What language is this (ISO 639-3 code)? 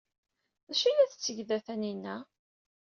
kab